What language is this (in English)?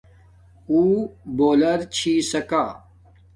Domaaki